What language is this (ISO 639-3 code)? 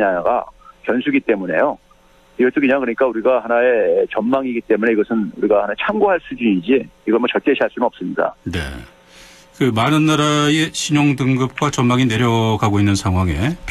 kor